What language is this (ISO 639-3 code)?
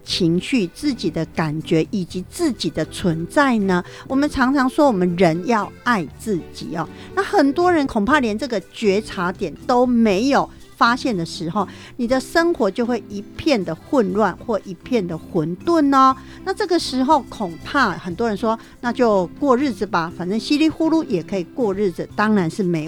zho